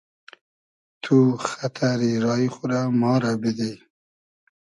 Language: Hazaragi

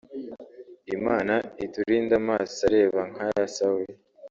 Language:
Kinyarwanda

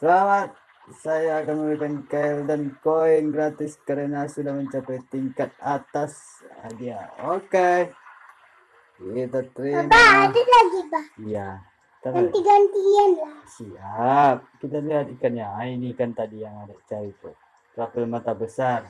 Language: Indonesian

